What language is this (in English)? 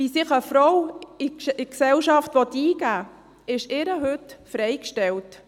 Swiss German